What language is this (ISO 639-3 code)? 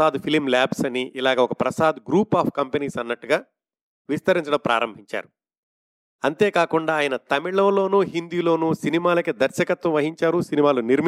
tel